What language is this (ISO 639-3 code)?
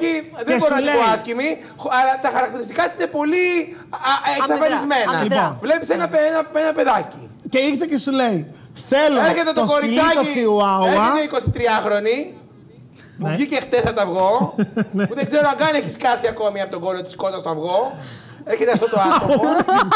ell